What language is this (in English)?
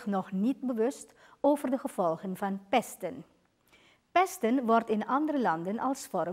Dutch